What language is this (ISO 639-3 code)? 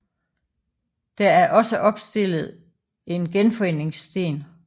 dan